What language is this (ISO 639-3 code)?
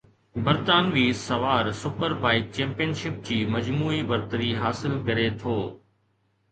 snd